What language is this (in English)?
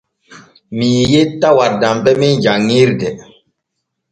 Borgu Fulfulde